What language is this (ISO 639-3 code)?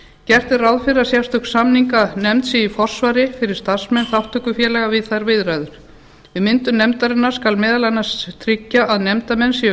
isl